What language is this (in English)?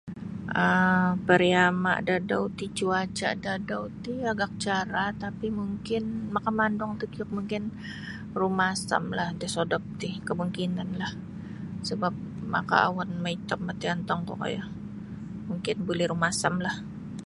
Sabah Bisaya